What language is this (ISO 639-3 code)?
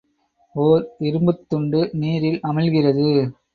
tam